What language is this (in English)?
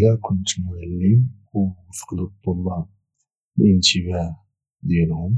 Moroccan Arabic